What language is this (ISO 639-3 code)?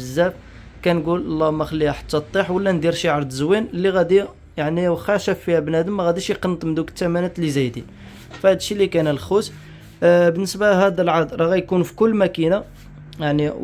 ara